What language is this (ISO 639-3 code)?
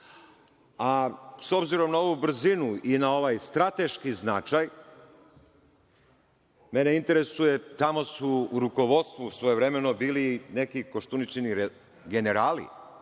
srp